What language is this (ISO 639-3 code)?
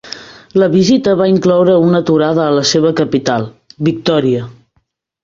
cat